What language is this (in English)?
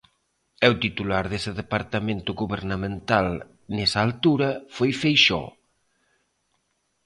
Galician